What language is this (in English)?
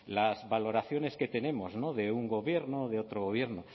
Spanish